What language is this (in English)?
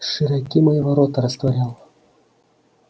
Russian